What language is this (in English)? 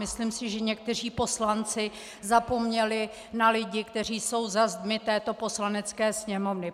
Czech